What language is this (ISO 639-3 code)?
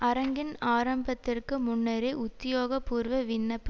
tam